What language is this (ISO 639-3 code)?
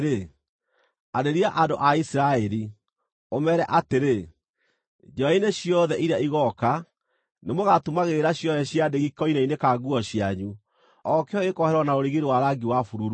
kik